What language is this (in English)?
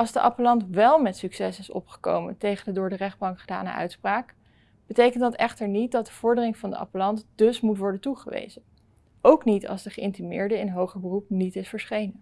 Dutch